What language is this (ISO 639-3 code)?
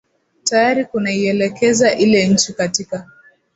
swa